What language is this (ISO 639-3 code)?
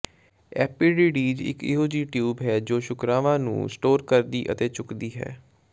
pan